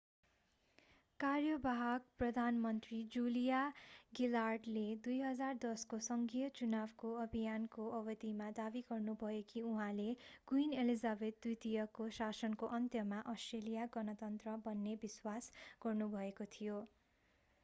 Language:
Nepali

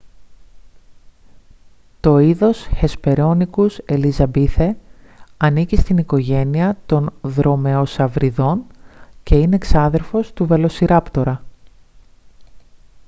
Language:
Greek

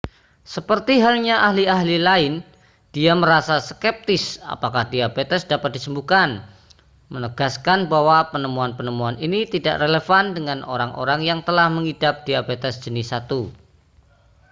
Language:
Indonesian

